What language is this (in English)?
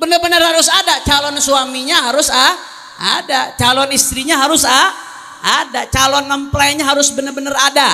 Indonesian